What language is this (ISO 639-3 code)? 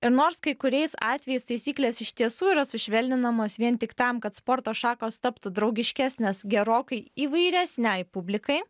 lit